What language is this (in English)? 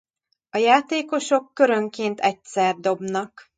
Hungarian